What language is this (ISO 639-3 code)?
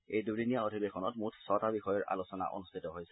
asm